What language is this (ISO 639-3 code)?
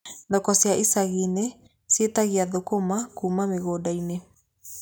kik